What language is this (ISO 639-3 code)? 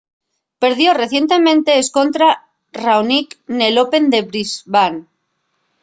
ast